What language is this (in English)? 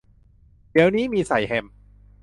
Thai